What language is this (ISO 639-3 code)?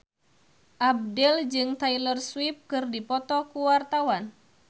sun